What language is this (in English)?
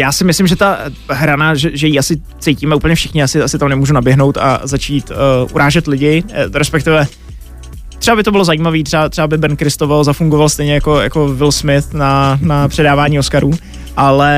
Czech